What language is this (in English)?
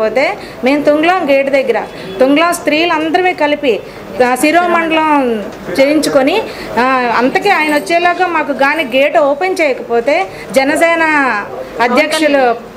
Romanian